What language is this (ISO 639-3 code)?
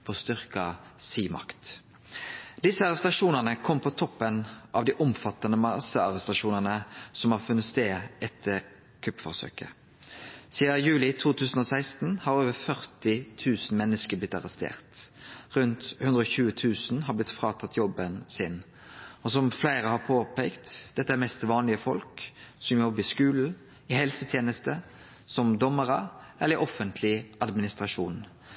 nno